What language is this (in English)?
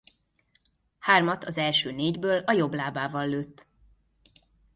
Hungarian